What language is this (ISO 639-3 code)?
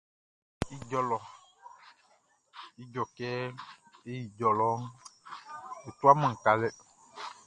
bci